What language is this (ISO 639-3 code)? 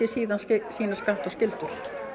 isl